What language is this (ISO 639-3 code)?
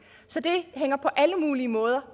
dan